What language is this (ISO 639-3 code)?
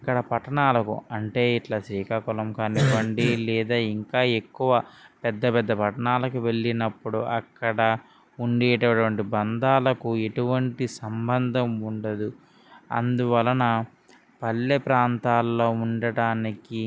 tel